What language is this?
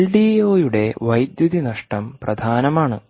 Malayalam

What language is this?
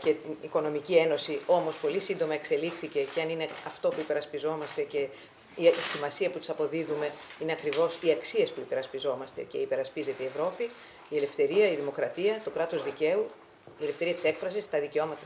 Greek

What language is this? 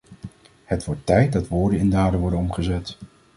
Dutch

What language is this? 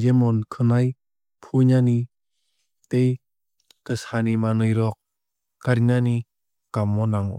Kok Borok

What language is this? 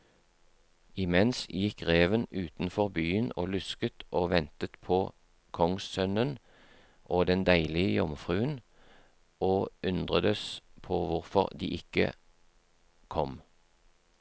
Norwegian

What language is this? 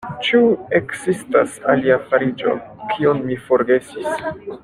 Esperanto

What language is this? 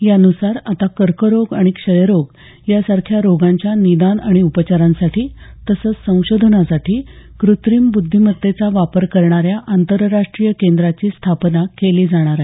Marathi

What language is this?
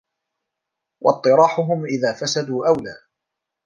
Arabic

